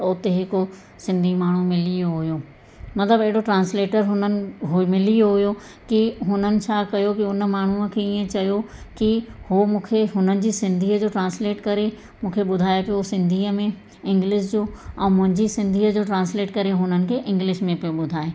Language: Sindhi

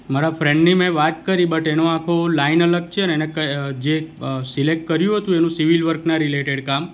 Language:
Gujarati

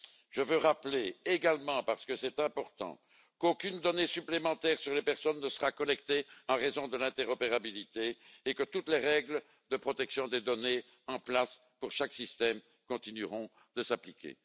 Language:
French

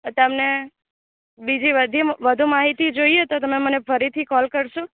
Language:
Gujarati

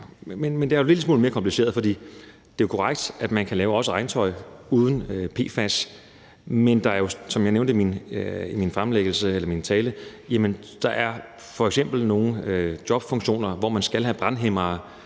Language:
Danish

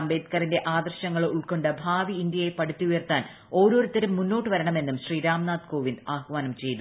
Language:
Malayalam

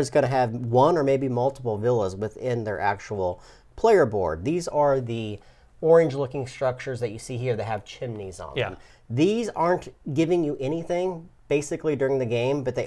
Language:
English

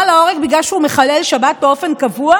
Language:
Hebrew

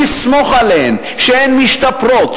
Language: Hebrew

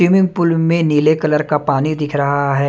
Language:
Hindi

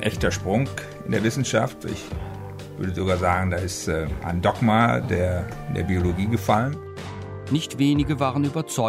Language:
German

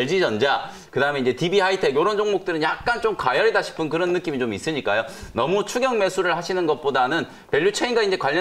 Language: Korean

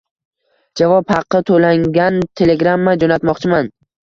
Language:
Uzbek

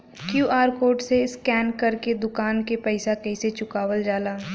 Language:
Bhojpuri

